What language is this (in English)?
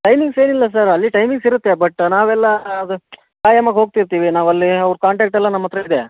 Kannada